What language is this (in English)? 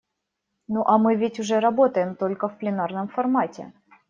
Russian